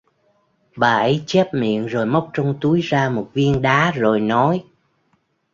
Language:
Vietnamese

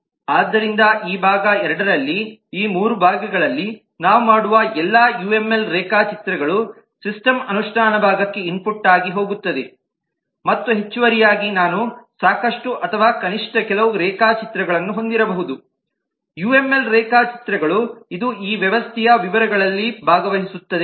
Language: Kannada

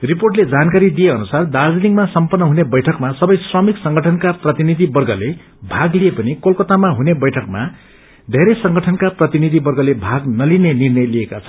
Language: Nepali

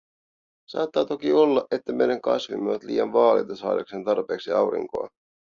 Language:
Finnish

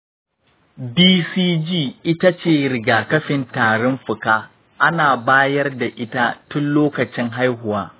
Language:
Hausa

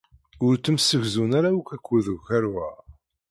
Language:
Kabyle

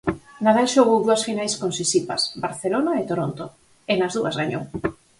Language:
Galician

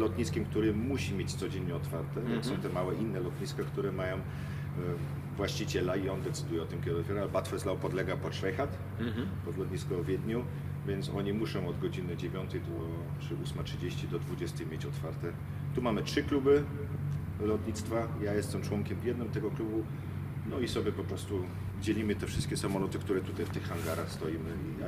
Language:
Polish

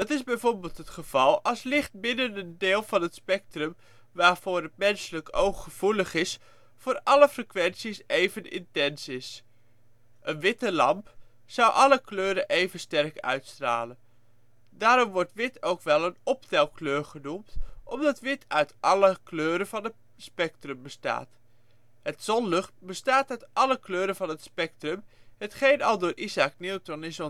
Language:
Dutch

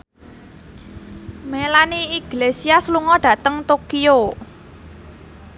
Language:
Javanese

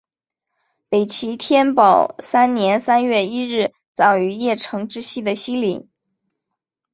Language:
Chinese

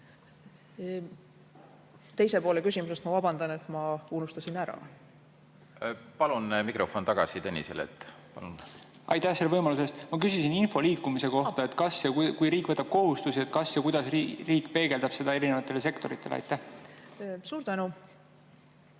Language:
Estonian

